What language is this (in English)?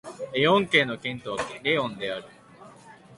Japanese